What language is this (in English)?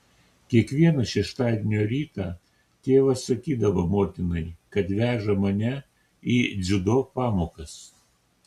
Lithuanian